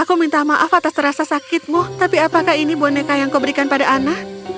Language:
Indonesian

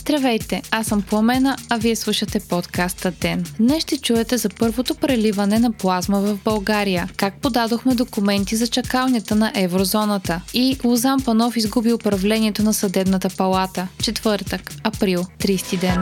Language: Bulgarian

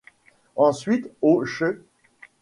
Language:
French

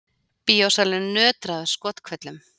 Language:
Icelandic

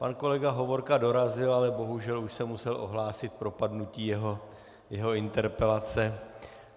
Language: Czech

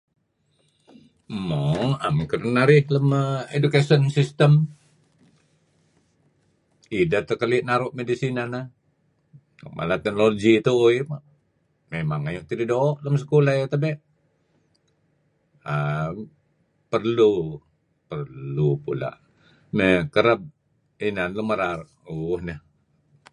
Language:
Kelabit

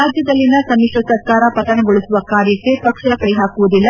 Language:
Kannada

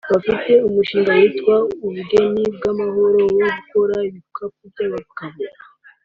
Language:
Kinyarwanda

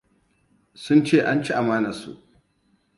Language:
Hausa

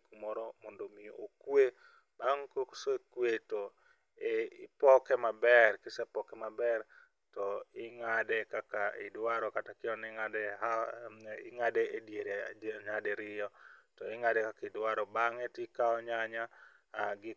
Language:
Luo (Kenya and Tanzania)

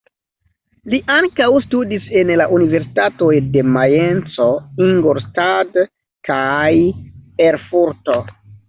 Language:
Esperanto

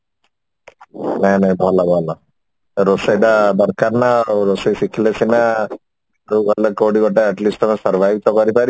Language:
Odia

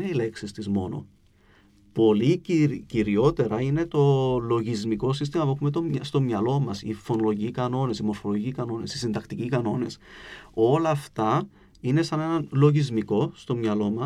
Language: Greek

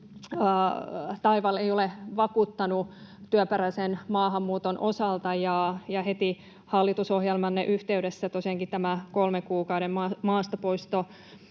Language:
Finnish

